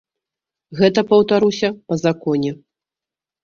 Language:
Belarusian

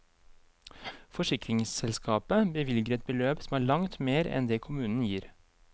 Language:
Norwegian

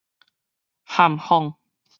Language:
Min Nan Chinese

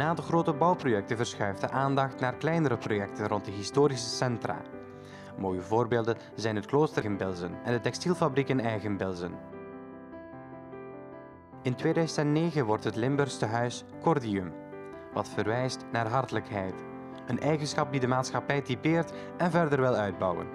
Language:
Dutch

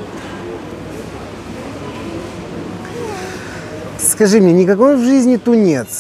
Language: Russian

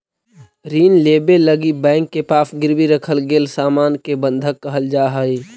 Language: Magahi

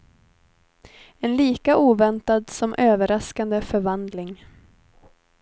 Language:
Swedish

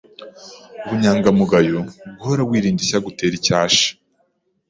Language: Kinyarwanda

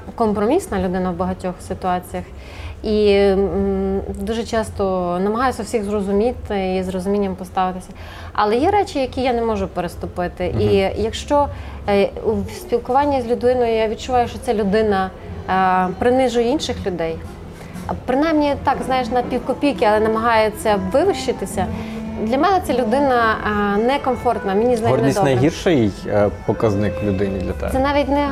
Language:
Ukrainian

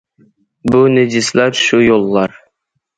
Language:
Uyghur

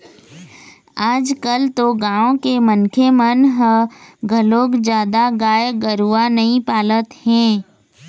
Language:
Chhattisgarhi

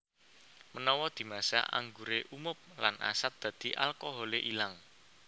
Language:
Javanese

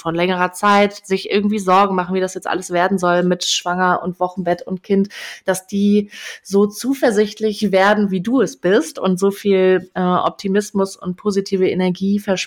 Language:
German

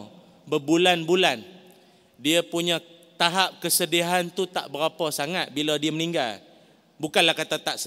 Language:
Malay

